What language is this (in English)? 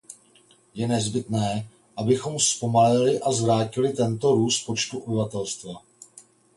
Czech